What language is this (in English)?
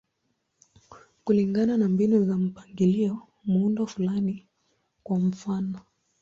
Swahili